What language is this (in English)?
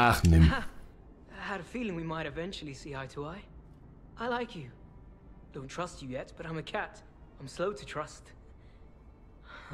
German